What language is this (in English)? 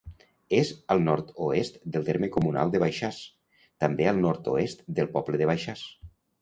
Catalan